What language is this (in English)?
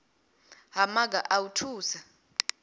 Venda